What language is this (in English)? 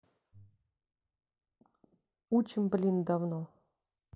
Russian